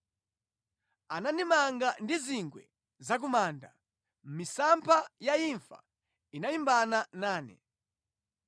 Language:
Nyanja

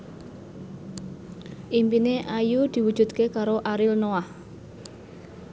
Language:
Javanese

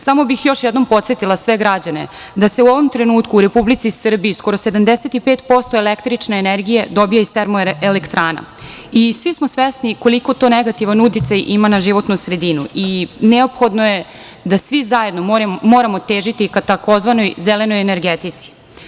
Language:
Serbian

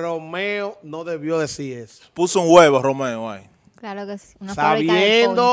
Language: Spanish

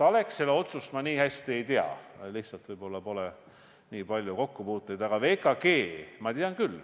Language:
Estonian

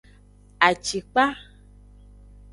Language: Aja (Benin)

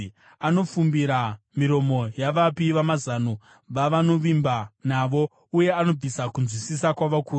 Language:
Shona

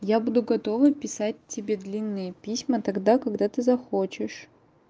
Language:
Russian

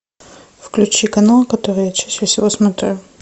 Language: Russian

